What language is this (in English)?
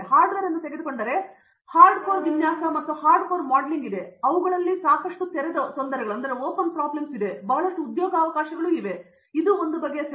Kannada